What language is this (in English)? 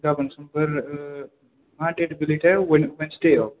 Bodo